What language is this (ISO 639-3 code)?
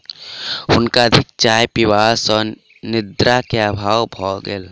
mai